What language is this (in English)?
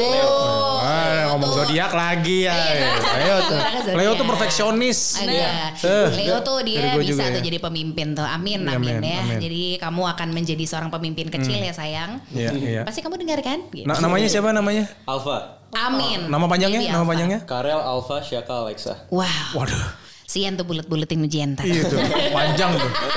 Indonesian